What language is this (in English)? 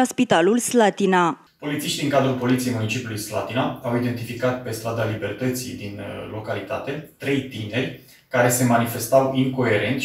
Romanian